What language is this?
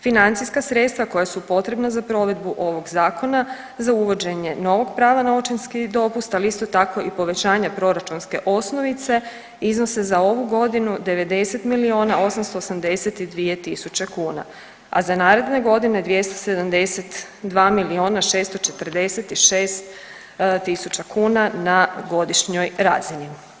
Croatian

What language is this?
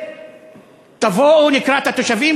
Hebrew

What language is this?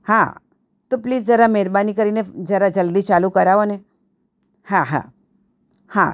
Gujarati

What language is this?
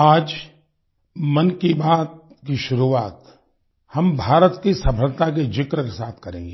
Hindi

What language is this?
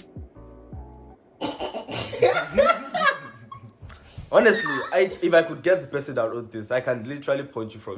Turkish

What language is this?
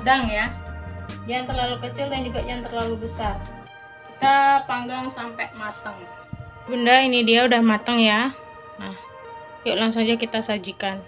Indonesian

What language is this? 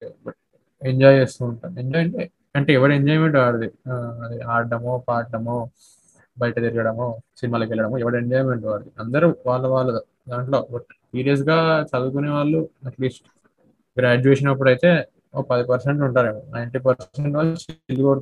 Telugu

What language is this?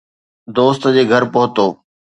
Sindhi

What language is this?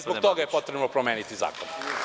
Serbian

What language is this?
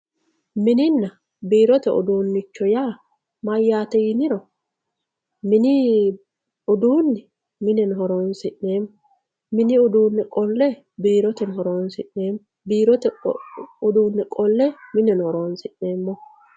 Sidamo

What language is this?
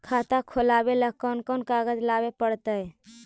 Magahi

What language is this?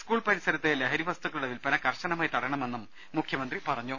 Malayalam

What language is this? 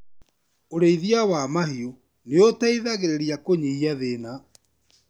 Kikuyu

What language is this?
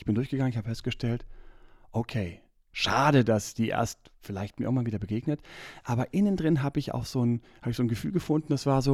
German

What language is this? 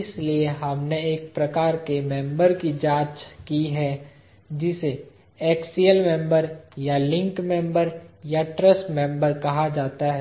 Hindi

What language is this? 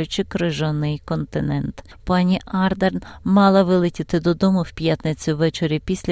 Ukrainian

